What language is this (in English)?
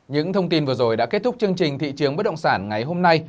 Vietnamese